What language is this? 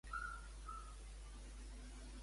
Catalan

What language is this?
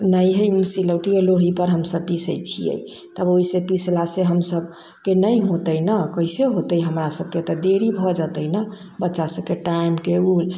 Maithili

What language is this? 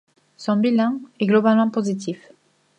French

